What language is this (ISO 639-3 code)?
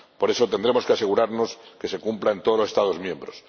spa